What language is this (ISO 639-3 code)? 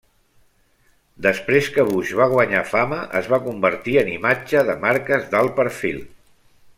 cat